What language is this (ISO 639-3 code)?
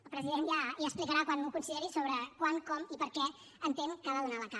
cat